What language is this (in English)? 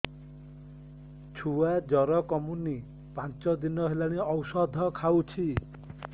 Odia